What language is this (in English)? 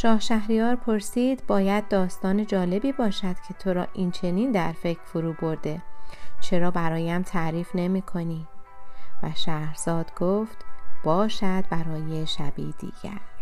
Persian